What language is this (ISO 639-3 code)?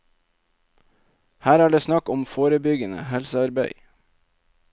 nor